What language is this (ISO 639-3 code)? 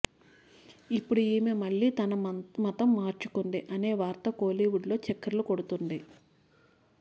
tel